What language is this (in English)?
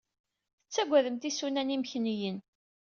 Kabyle